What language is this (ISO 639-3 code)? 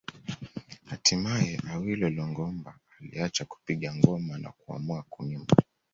swa